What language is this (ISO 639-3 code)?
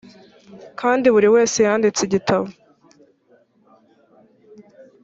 kin